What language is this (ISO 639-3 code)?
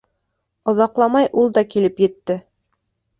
bak